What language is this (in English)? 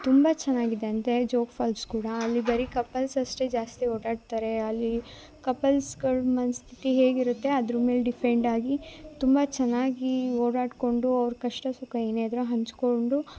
Kannada